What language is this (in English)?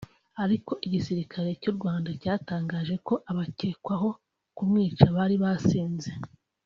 Kinyarwanda